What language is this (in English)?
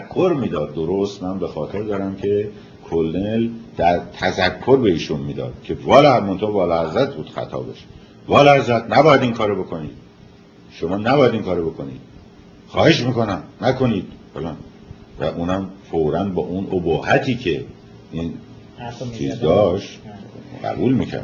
Persian